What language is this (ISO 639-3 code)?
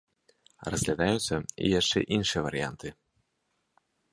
bel